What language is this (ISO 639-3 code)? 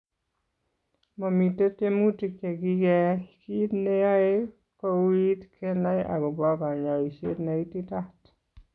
kln